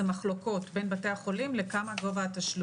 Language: Hebrew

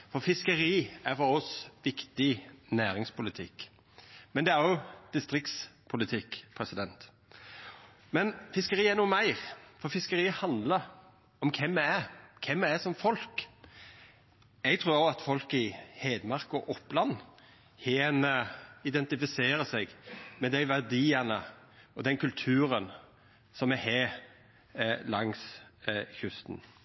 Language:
Norwegian Nynorsk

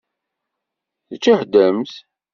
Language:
Kabyle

